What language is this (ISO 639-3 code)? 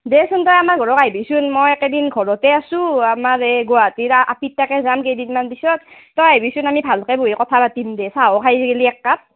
asm